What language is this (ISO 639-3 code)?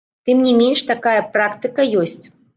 bel